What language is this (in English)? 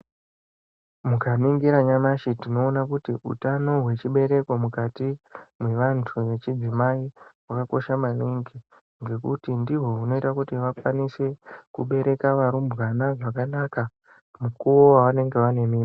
Ndau